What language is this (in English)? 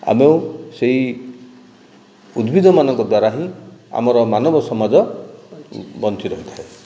Odia